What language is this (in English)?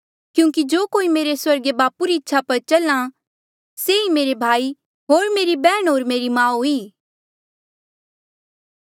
Mandeali